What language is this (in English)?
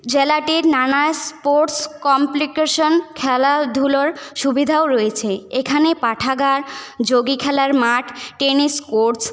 Bangla